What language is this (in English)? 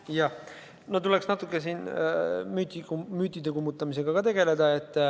Estonian